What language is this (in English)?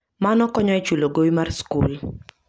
Luo (Kenya and Tanzania)